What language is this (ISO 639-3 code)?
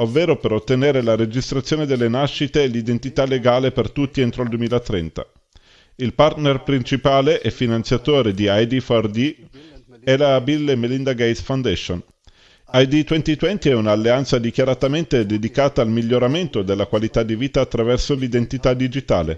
ita